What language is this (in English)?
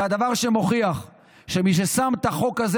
Hebrew